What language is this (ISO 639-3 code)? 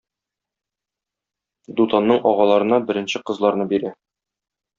tat